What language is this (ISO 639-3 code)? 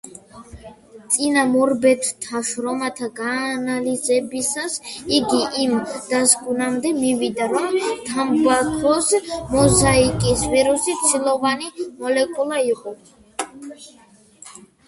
kat